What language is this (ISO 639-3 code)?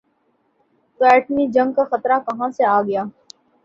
urd